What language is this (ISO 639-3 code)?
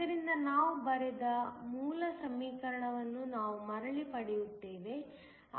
kan